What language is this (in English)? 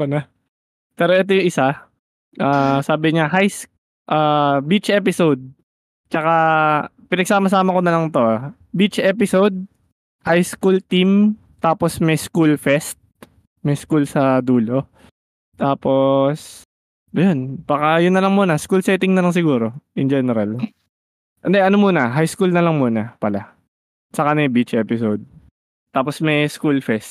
Filipino